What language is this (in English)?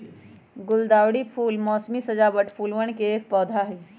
Magahi